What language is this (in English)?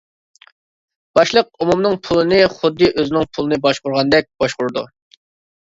Uyghur